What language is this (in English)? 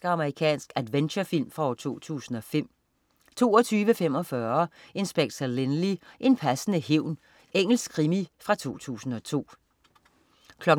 Danish